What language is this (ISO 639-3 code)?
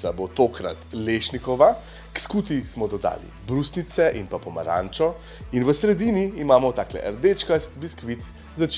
slv